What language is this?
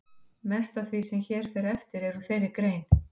Icelandic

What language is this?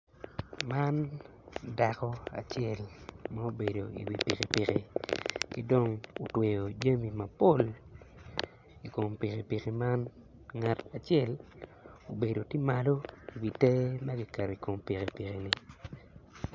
Acoli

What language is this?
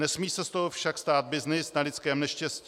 Czech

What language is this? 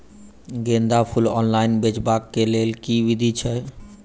Maithili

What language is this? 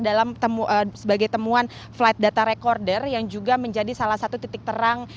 Indonesian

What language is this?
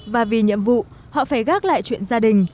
Vietnamese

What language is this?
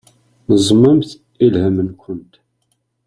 Kabyle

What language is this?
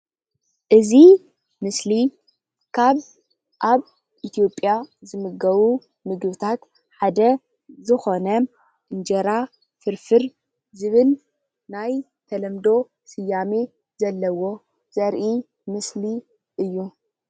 Tigrinya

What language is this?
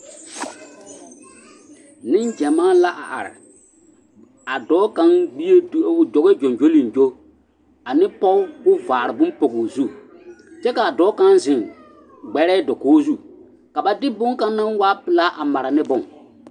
Southern Dagaare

